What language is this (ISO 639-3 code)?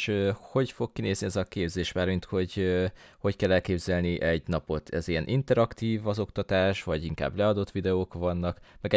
hun